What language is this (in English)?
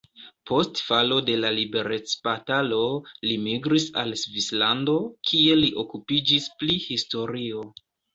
Esperanto